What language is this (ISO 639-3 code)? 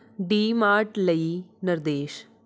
pan